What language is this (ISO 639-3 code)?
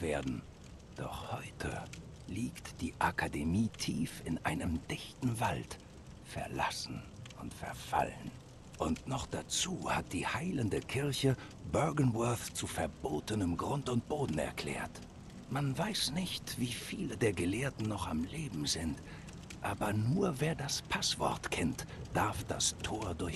deu